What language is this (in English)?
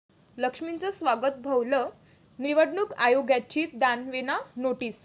Marathi